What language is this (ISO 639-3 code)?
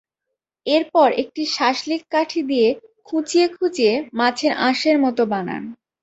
ben